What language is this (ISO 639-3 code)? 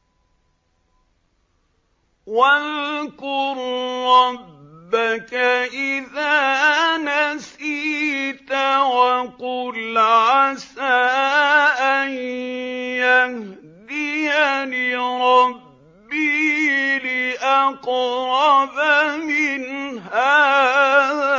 ara